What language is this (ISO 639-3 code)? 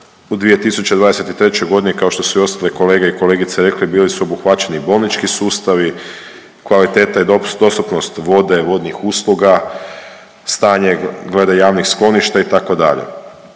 hrv